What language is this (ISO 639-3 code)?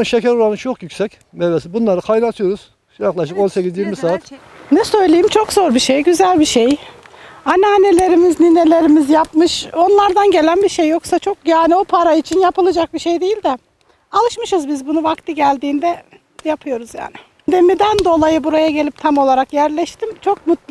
tur